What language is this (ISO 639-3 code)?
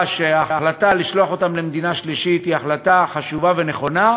heb